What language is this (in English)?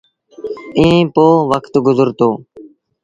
Sindhi Bhil